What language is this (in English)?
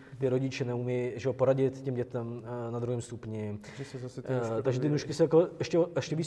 Czech